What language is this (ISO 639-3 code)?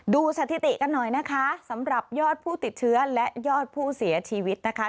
tha